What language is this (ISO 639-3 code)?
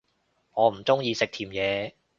yue